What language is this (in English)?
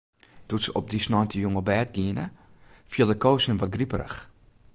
Western Frisian